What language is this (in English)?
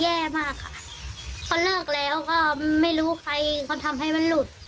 Thai